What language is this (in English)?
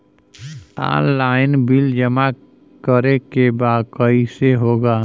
Bhojpuri